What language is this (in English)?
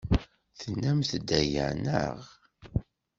Kabyle